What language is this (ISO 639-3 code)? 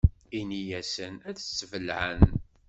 kab